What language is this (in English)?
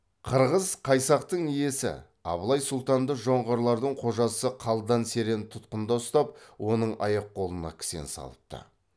Kazakh